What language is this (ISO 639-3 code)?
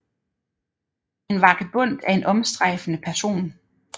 dan